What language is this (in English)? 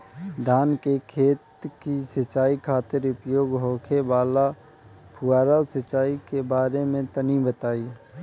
Bhojpuri